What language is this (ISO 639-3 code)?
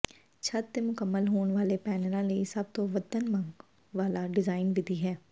pan